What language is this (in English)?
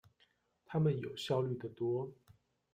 Chinese